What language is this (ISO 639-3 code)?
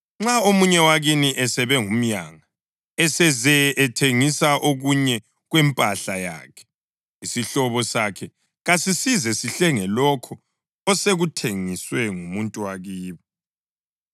nde